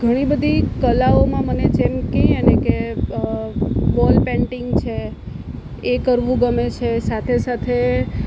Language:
Gujarati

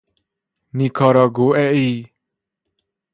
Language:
Persian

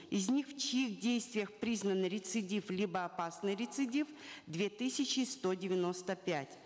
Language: Kazakh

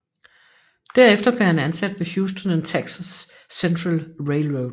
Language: Danish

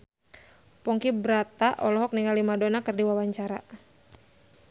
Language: Sundanese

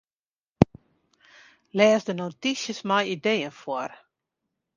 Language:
Western Frisian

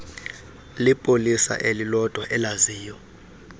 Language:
Xhosa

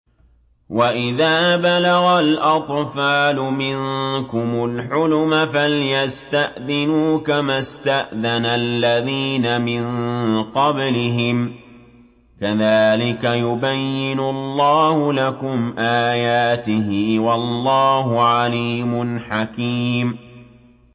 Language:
Arabic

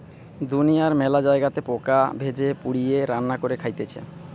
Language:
Bangla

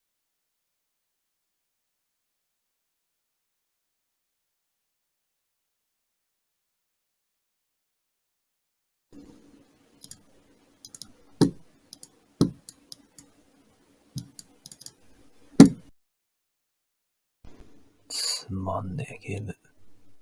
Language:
Japanese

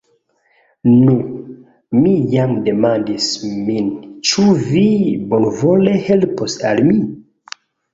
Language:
Esperanto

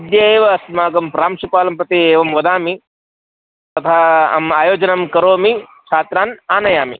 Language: Sanskrit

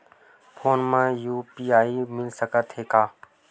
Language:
Chhattisgarhi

